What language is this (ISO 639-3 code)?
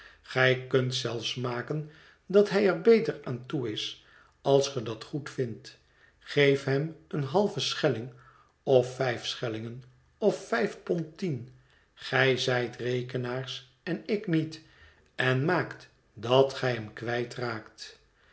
nld